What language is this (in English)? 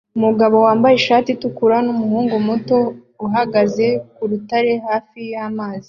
Kinyarwanda